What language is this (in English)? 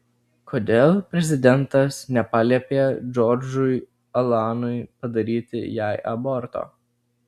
Lithuanian